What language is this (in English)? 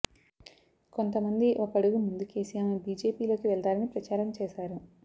Telugu